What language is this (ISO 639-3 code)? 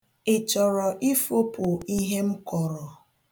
ibo